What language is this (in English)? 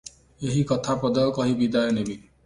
Odia